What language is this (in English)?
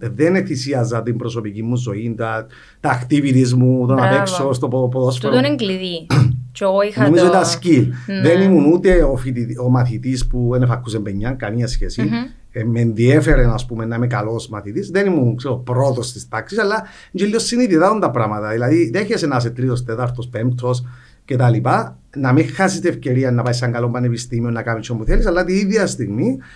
Greek